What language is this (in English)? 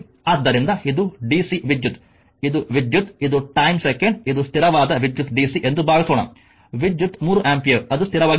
Kannada